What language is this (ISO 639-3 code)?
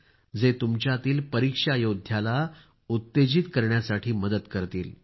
mar